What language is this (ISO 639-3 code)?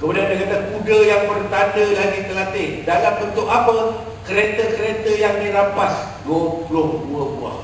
msa